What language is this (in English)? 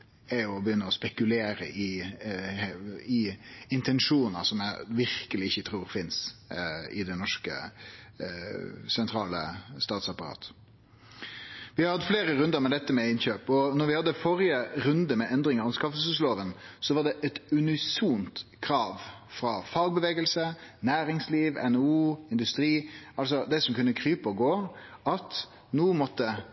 Norwegian Nynorsk